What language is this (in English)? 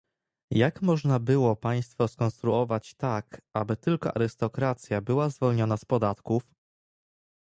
Polish